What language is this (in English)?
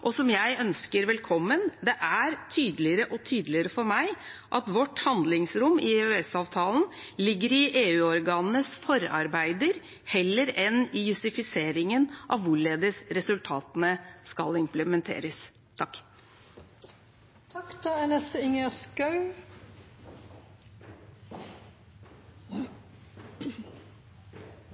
Norwegian Bokmål